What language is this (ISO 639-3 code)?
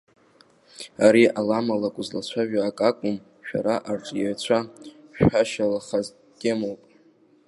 abk